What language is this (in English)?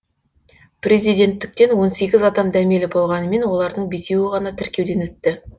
Kazakh